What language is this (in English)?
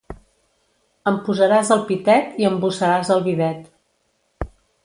Catalan